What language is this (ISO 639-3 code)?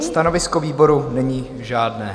ces